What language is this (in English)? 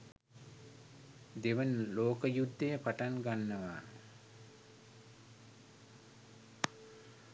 Sinhala